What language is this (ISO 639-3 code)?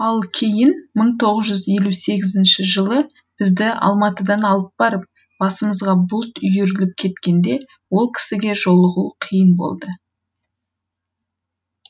kaz